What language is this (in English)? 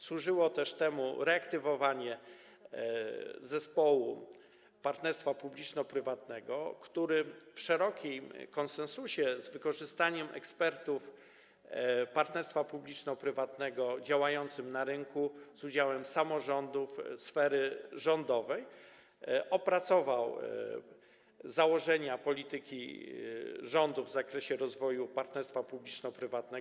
Polish